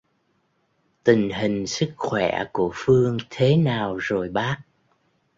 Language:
Vietnamese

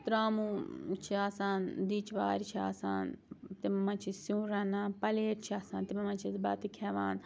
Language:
Kashmiri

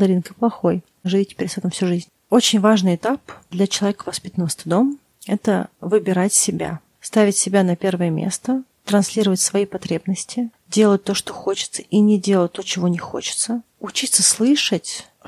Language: Russian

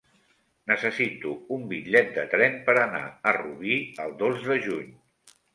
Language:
Catalan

